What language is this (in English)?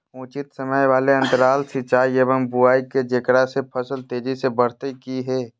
Magahi